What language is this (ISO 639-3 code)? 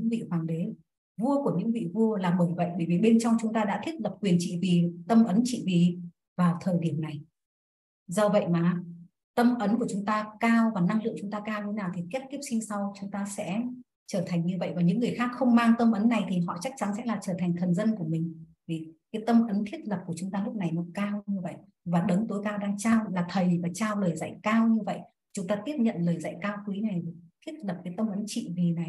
vie